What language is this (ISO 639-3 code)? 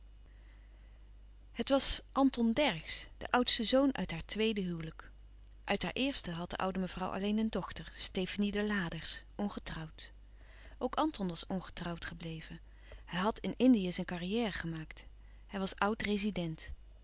nld